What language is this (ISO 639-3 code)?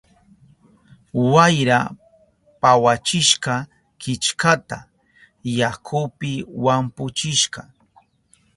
qup